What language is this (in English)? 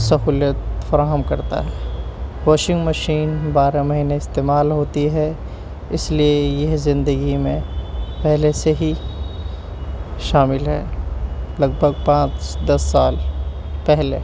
Urdu